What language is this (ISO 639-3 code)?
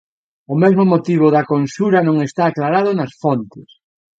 glg